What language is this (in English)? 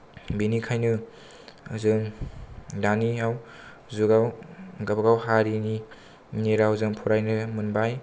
Bodo